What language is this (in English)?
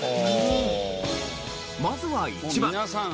Japanese